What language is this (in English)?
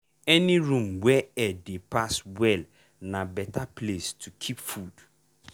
Nigerian Pidgin